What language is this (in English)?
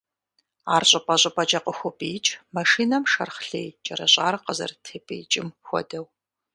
Kabardian